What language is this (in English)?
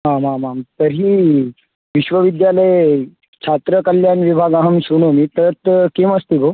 Sanskrit